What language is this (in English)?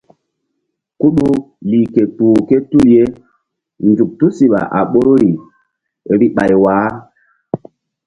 Mbum